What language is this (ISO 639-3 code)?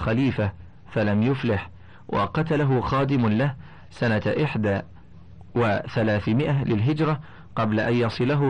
ara